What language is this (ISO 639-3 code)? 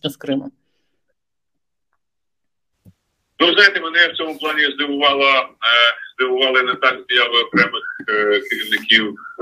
ukr